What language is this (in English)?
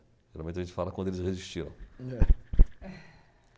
Portuguese